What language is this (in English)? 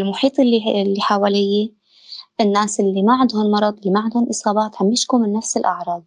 Arabic